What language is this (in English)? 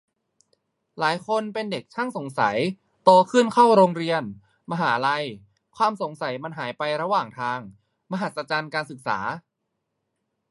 Thai